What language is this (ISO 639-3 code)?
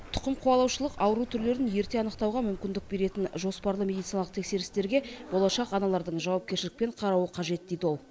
kaz